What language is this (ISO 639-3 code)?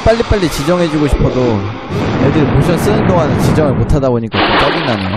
kor